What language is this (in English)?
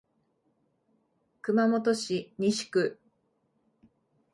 Japanese